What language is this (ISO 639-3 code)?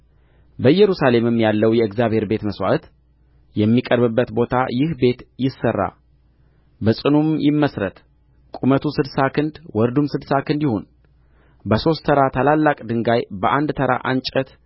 amh